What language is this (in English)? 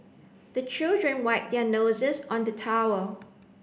English